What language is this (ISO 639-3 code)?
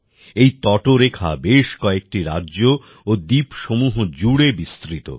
ben